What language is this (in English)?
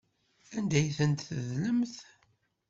Kabyle